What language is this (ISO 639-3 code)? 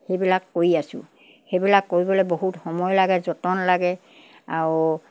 asm